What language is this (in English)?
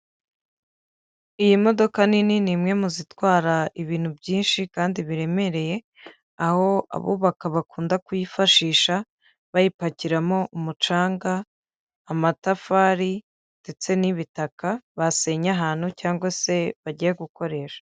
Kinyarwanda